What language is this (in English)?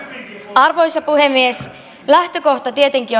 Finnish